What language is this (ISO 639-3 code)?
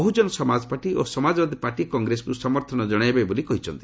ori